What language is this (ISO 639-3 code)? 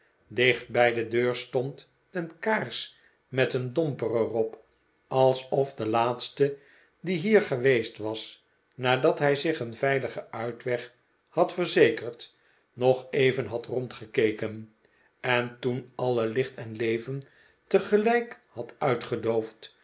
nld